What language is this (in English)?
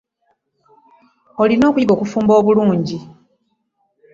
Ganda